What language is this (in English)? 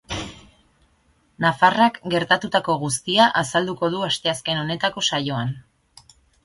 Basque